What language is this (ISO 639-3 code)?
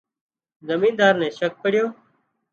kxp